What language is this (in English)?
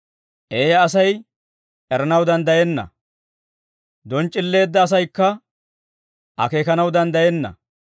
Dawro